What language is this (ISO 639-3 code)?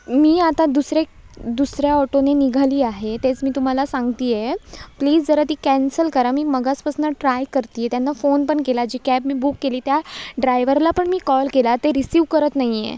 mar